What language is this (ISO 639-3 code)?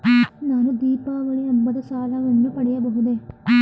kan